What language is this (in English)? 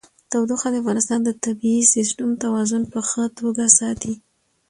Pashto